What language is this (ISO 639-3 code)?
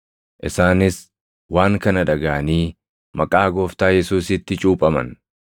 orm